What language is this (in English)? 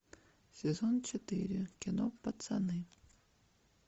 Russian